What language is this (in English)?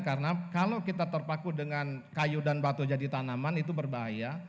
Indonesian